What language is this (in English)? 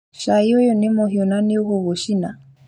Kikuyu